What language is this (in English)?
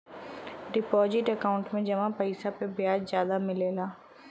Bhojpuri